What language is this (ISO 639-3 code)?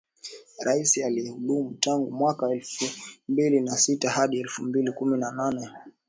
swa